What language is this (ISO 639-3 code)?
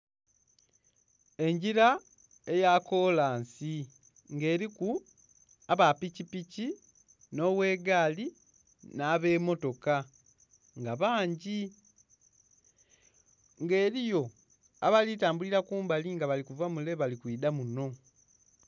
xog